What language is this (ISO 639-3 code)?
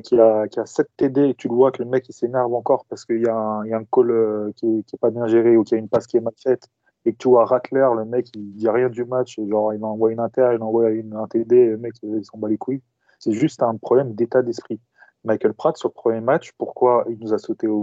fra